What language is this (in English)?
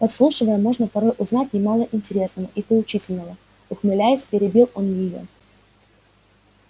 Russian